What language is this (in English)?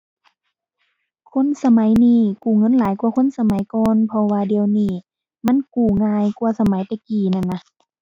Thai